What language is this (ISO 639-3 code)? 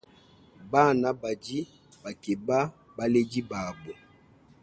lua